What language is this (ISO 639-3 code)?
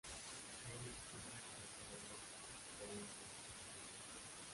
spa